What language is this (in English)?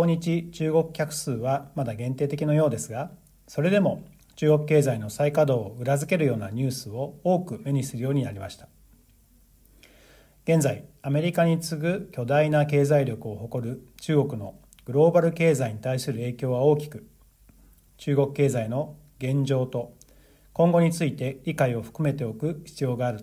Japanese